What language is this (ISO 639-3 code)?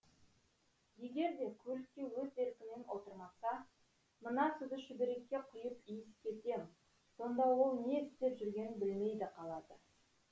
kaz